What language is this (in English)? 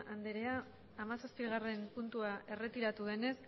Basque